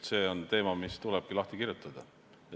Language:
Estonian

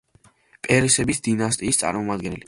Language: Georgian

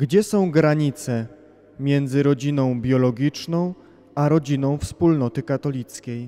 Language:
Polish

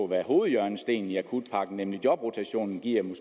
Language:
Danish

